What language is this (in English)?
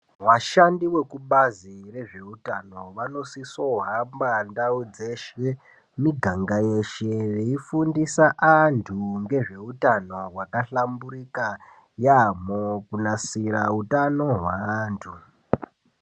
Ndau